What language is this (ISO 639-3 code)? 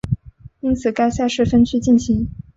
zho